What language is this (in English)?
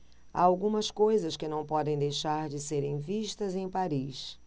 Portuguese